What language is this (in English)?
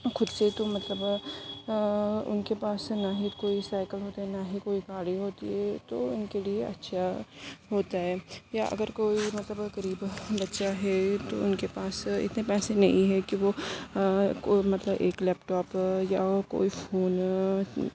Urdu